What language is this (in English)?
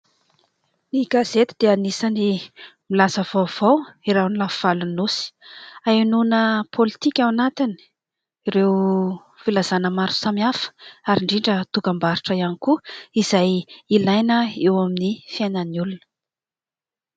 Malagasy